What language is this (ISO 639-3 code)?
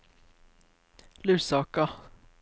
nor